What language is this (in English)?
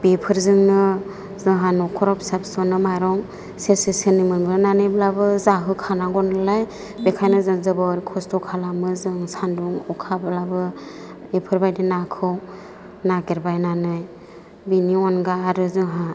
Bodo